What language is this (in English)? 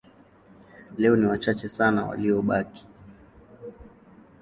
Swahili